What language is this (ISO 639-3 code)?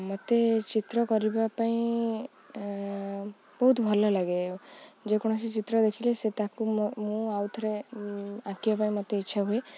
ori